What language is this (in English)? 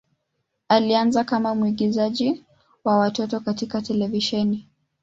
Swahili